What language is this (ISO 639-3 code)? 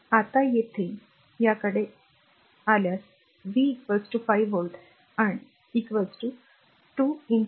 mar